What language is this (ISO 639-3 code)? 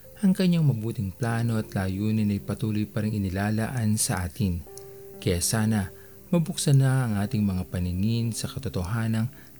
fil